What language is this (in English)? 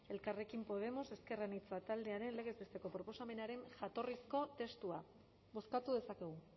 Basque